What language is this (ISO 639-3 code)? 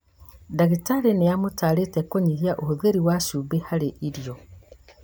kik